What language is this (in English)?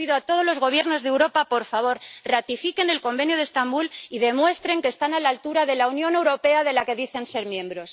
Spanish